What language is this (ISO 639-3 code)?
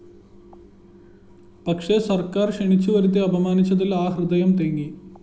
mal